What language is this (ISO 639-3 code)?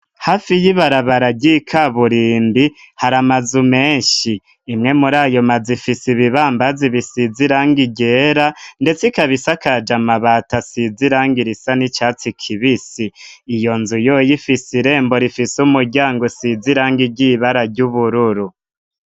run